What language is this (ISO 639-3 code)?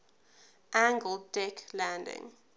eng